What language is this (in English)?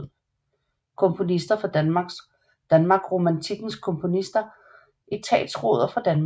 Danish